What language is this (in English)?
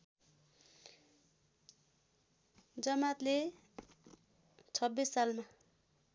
Nepali